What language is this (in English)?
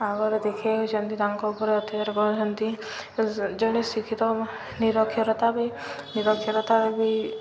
Odia